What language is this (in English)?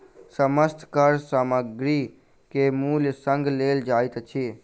Maithili